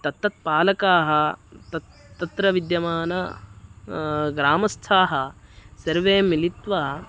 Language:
Sanskrit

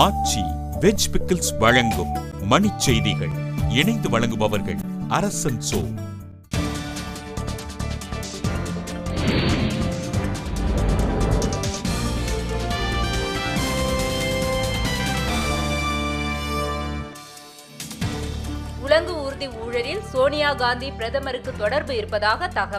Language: Turkish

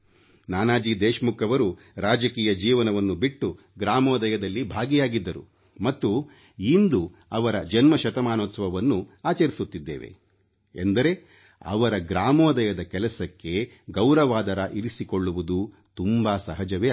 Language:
Kannada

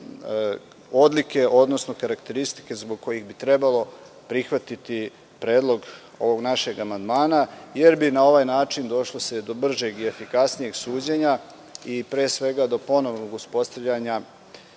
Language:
Serbian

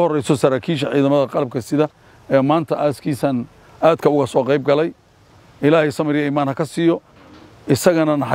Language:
Arabic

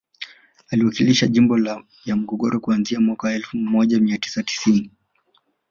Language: Swahili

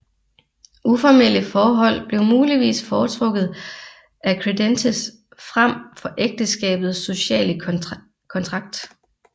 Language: Danish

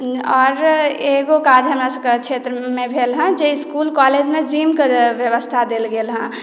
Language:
Maithili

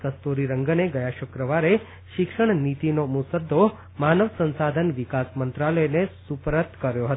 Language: Gujarati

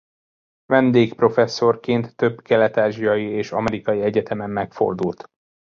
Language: Hungarian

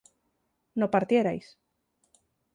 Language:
Spanish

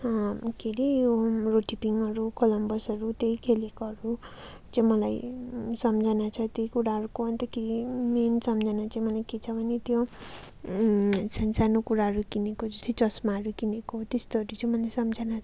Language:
Nepali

